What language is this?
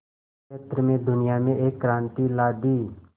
Hindi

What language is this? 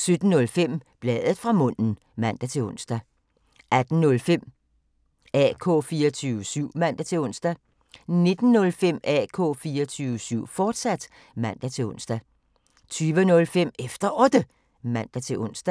Danish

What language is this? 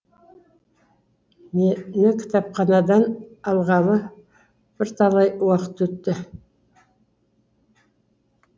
Kazakh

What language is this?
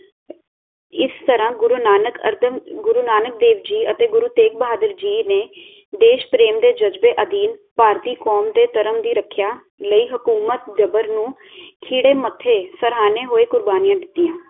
Punjabi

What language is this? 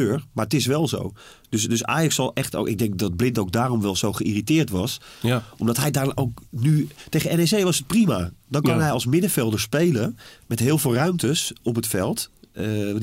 Dutch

